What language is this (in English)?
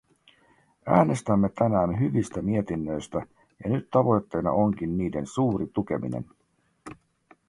Finnish